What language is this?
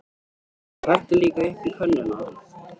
Icelandic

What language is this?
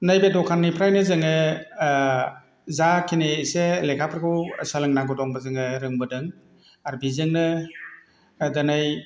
Bodo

